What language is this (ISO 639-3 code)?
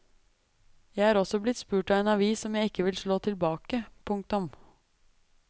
nor